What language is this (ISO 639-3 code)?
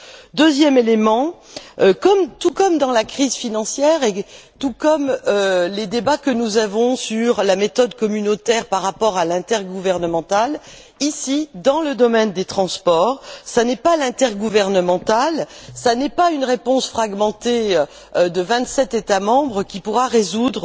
fra